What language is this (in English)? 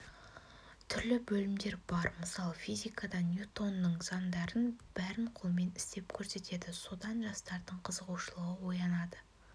Kazakh